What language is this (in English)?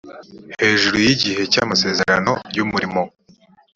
Kinyarwanda